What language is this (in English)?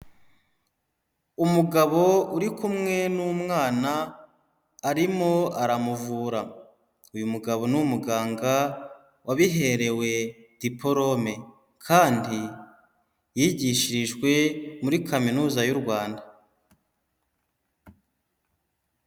Kinyarwanda